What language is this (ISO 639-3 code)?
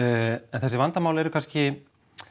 isl